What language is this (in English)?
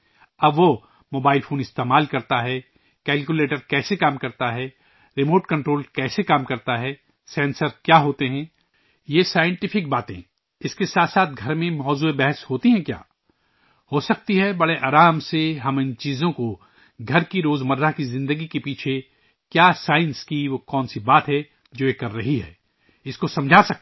Urdu